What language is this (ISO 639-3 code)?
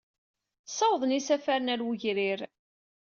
kab